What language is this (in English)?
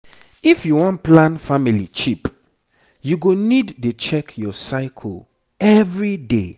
Nigerian Pidgin